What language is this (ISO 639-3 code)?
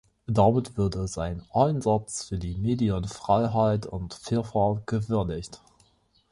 deu